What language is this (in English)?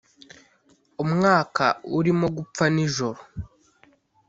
Kinyarwanda